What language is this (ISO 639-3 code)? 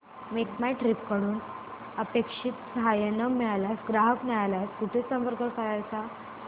mar